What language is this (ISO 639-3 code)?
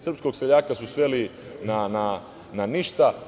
srp